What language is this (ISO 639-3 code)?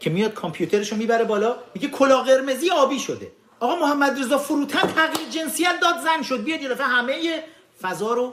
fas